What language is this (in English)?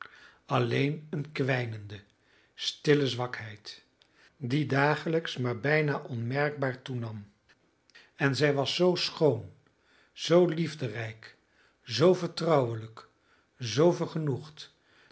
Dutch